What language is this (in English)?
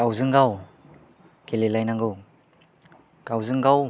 Bodo